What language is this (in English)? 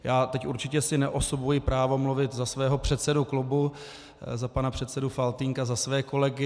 Czech